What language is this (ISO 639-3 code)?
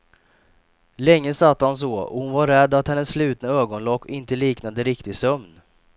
swe